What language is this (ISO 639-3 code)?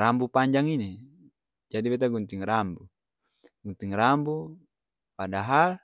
abs